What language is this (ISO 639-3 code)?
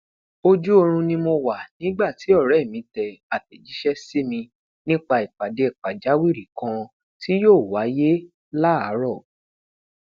yor